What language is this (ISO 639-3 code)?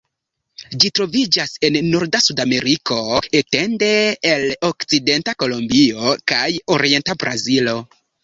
epo